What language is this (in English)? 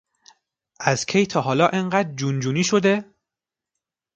Persian